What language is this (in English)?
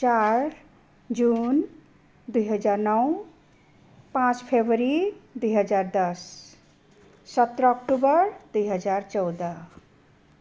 Nepali